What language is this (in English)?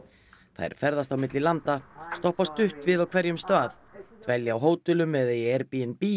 Icelandic